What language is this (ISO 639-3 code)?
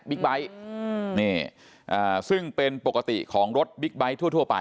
tha